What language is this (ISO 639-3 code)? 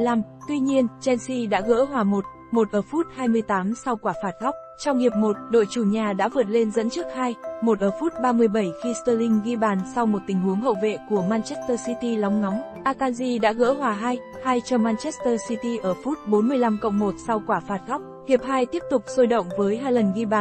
vie